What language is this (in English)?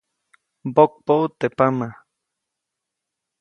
Copainalá Zoque